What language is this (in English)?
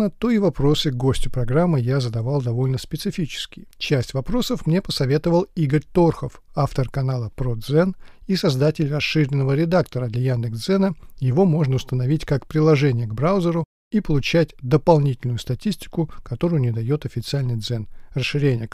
Russian